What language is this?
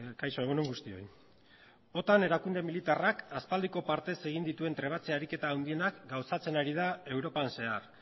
Basque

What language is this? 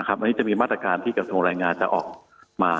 Thai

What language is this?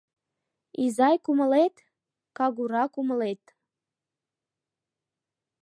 Mari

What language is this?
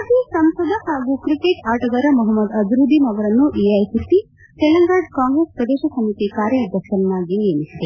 Kannada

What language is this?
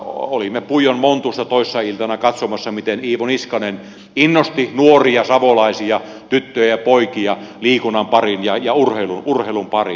Finnish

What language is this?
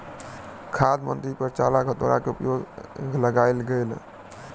Maithili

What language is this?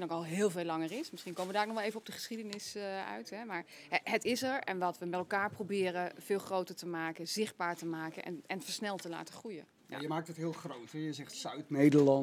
Dutch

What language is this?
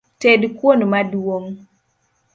Luo (Kenya and Tanzania)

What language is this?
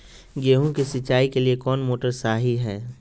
Magahi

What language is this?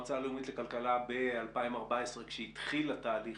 Hebrew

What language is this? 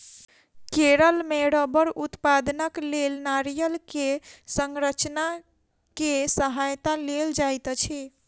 Maithili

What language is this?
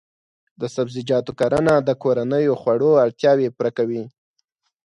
Pashto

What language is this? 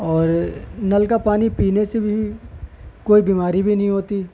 Urdu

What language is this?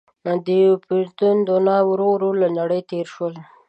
Pashto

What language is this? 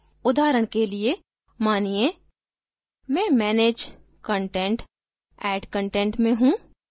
Hindi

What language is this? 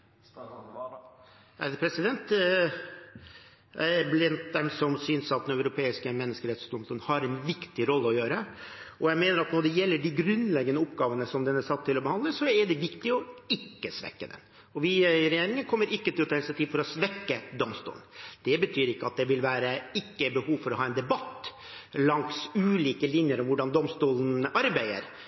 Norwegian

